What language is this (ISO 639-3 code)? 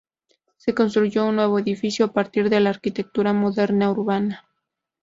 spa